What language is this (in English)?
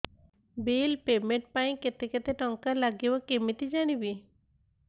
Odia